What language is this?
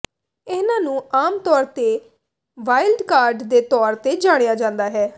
Punjabi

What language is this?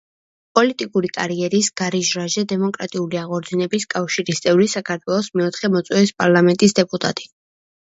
Georgian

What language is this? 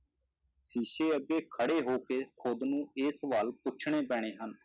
Punjabi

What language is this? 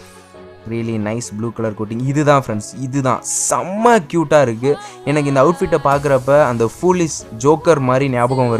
Romanian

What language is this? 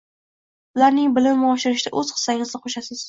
Uzbek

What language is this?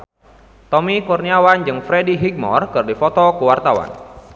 Sundanese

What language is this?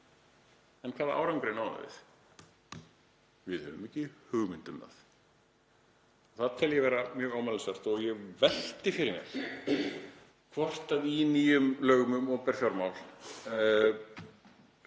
Icelandic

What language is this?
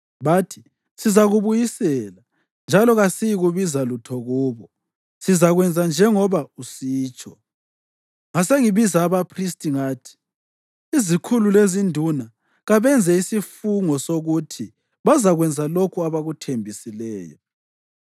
North Ndebele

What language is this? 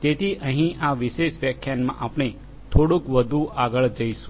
Gujarati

